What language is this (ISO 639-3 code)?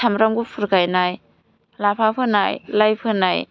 brx